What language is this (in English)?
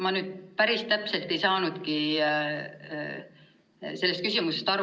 Estonian